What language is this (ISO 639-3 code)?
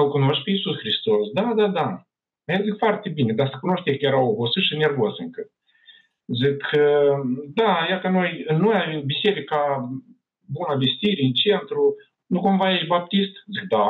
ron